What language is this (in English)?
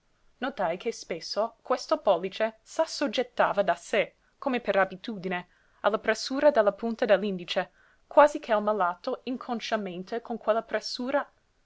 Italian